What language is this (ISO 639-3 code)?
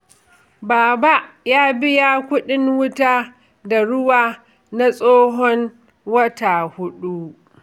hau